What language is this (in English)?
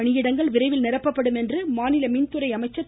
Tamil